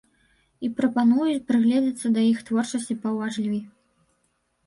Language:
Belarusian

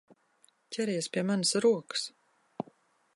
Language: Latvian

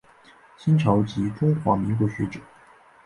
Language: Chinese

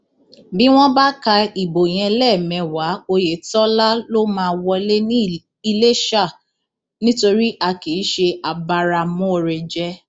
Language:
Yoruba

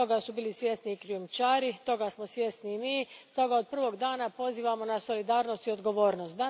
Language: Croatian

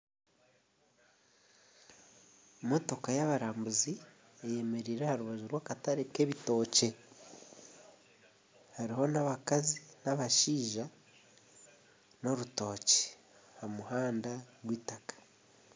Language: Nyankole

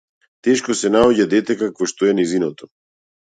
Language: Macedonian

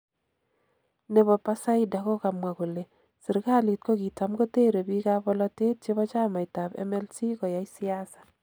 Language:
Kalenjin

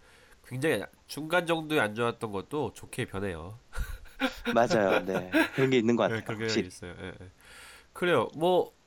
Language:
Korean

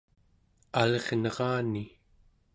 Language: Central Yupik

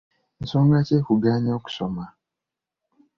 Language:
Ganda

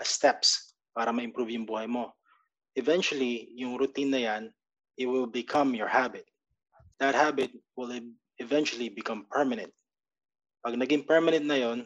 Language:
Filipino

